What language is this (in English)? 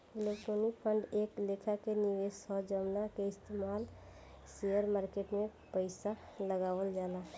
Bhojpuri